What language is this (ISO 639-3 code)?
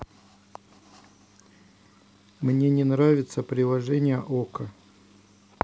rus